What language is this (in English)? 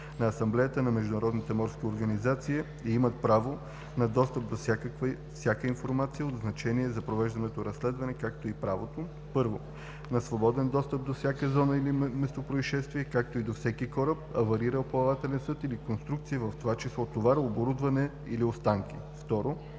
Bulgarian